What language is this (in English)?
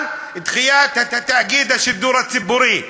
Hebrew